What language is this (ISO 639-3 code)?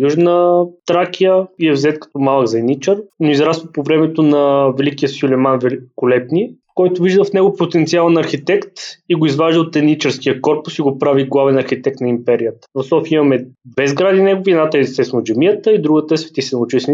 bul